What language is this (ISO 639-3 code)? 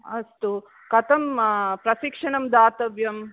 san